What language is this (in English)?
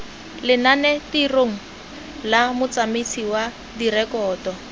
Tswana